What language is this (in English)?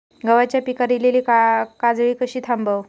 Marathi